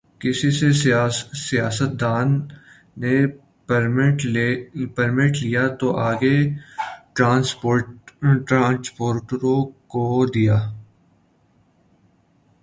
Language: Urdu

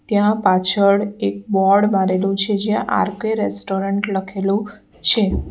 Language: Gujarati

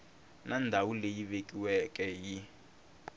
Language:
Tsonga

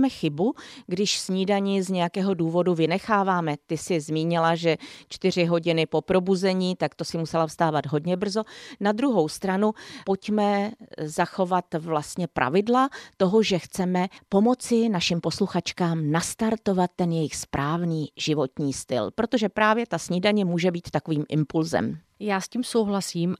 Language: Czech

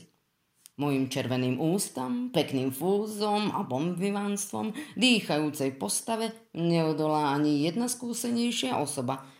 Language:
Slovak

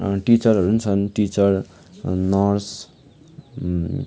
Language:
Nepali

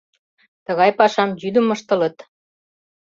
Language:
Mari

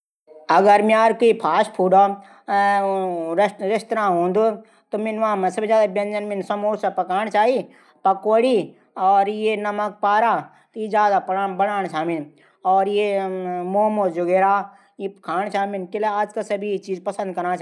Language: Garhwali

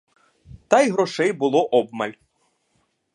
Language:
Ukrainian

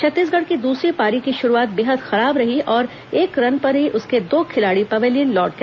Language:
Hindi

